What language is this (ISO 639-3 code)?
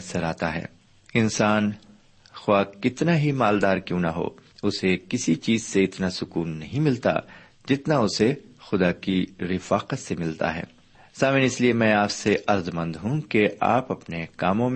urd